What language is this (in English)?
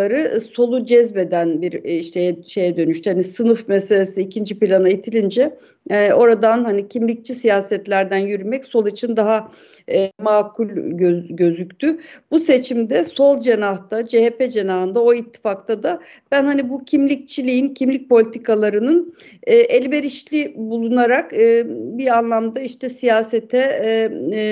Turkish